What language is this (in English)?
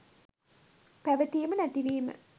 Sinhala